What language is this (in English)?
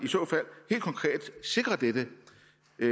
Danish